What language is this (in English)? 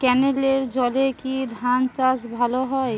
Bangla